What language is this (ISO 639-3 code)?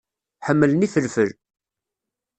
kab